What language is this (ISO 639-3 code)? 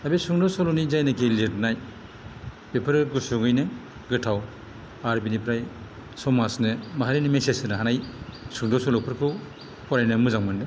brx